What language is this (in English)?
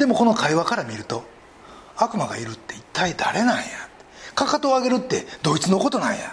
Japanese